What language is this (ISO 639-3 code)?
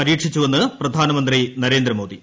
mal